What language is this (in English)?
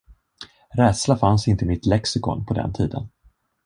Swedish